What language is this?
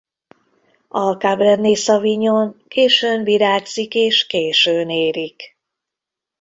Hungarian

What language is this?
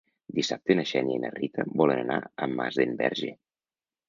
Catalan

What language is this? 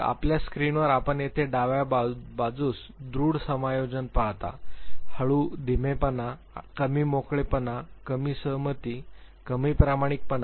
Marathi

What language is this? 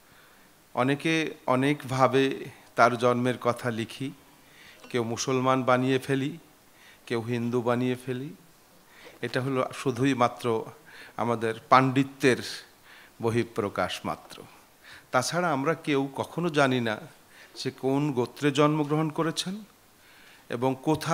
Thai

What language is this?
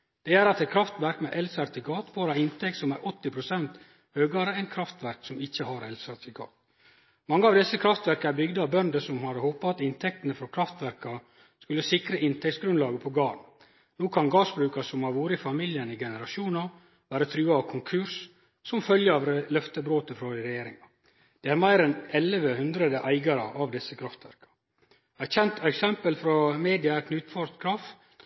Norwegian Nynorsk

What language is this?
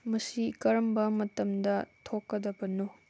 Manipuri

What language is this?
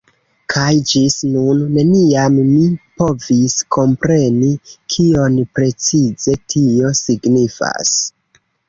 Esperanto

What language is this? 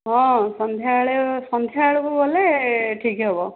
Odia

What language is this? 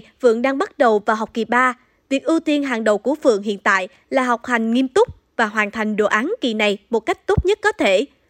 Vietnamese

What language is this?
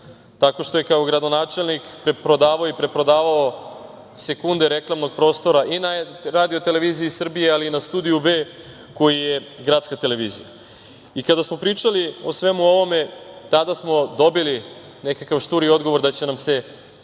Serbian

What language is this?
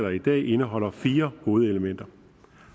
Danish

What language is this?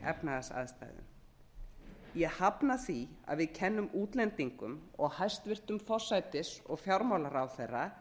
Icelandic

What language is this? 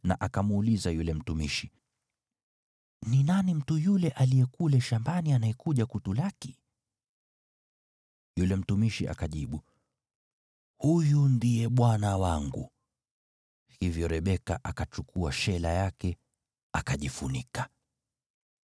Swahili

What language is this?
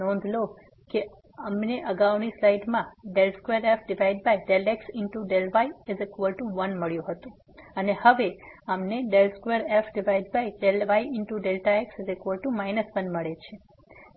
Gujarati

